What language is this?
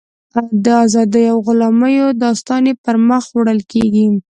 Pashto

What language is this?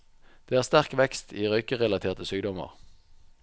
Norwegian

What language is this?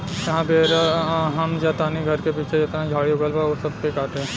Bhojpuri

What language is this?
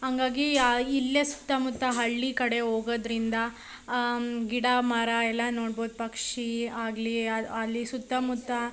Kannada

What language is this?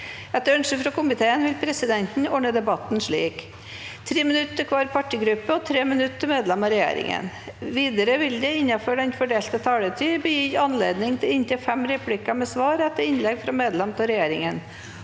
Norwegian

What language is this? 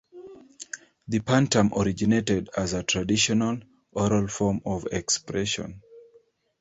English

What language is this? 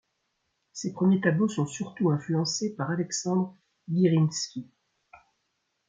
French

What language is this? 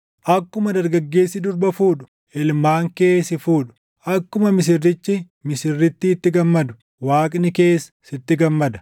Oromo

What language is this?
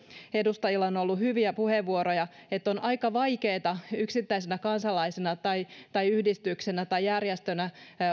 Finnish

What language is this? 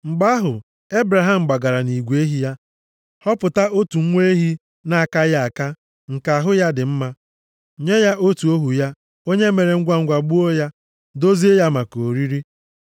Igbo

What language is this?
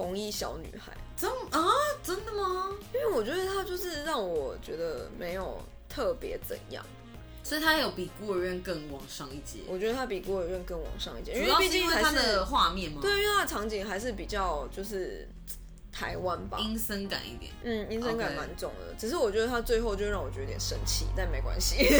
Chinese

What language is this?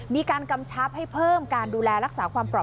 Thai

